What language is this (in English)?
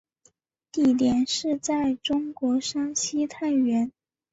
Chinese